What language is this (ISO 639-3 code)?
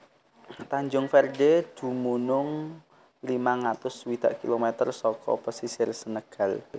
jav